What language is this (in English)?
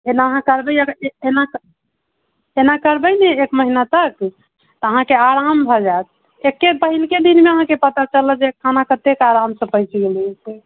Maithili